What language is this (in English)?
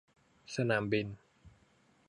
Thai